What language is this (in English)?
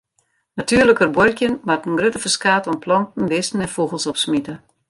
Western Frisian